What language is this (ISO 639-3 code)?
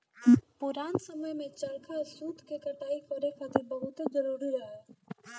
bho